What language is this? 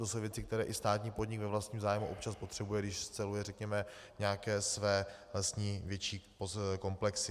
Czech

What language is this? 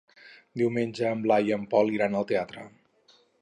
Catalan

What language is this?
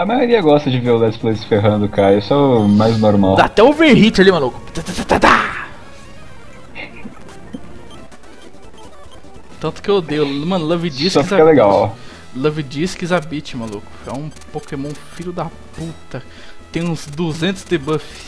Portuguese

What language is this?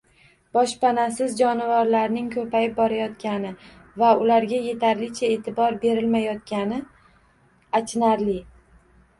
Uzbek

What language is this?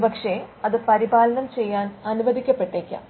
Malayalam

